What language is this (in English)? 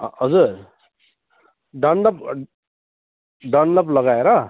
Nepali